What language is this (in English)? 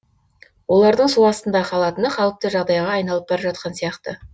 Kazakh